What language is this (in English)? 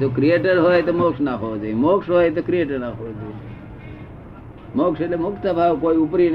Gujarati